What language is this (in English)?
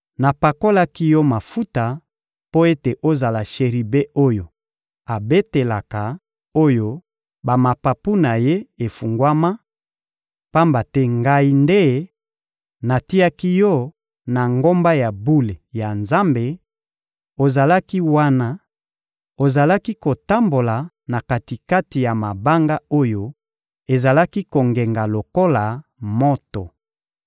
Lingala